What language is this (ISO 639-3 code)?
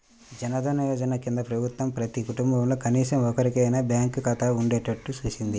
tel